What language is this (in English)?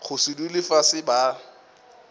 Northern Sotho